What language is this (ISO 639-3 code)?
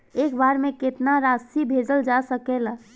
bho